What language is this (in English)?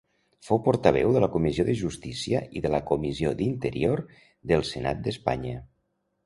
Catalan